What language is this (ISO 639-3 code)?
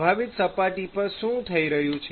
guj